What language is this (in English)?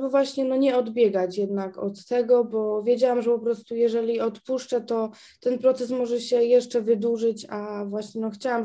Polish